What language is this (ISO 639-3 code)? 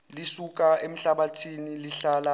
zul